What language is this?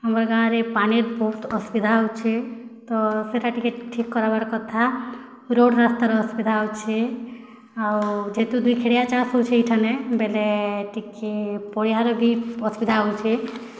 Odia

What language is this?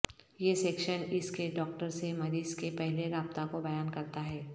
Urdu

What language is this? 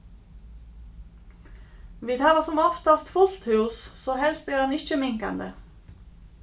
Faroese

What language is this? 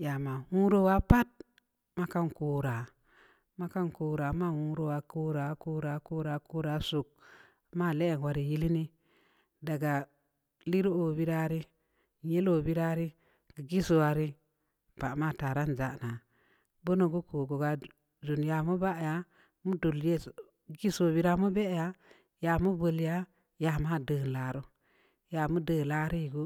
Samba Leko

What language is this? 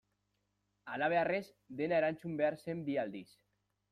Basque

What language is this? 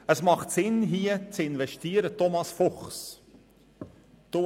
Swiss German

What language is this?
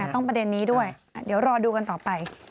Thai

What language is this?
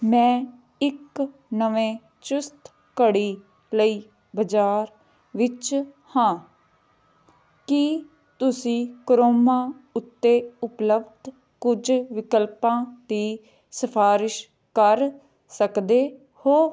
Punjabi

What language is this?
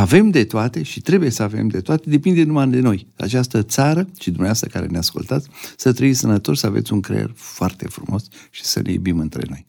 Romanian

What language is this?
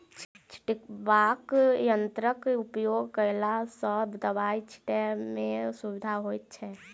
Maithili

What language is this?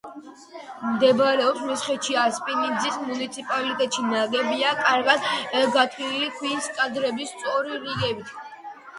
Georgian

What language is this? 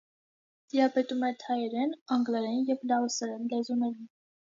Armenian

